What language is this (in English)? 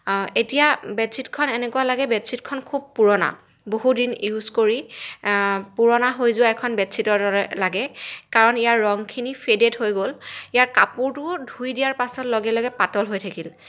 Assamese